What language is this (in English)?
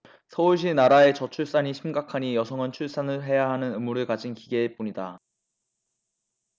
Korean